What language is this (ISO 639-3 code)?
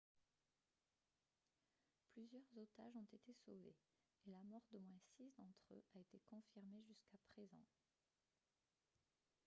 fra